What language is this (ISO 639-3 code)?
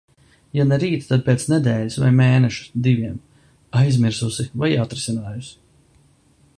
lav